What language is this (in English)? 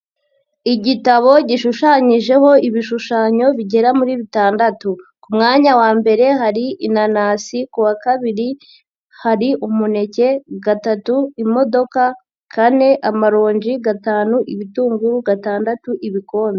Kinyarwanda